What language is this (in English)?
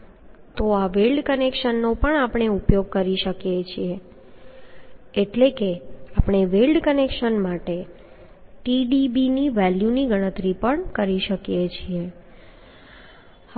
Gujarati